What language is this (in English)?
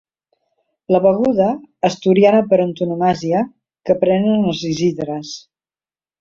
Catalan